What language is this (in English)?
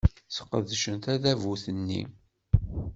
Kabyle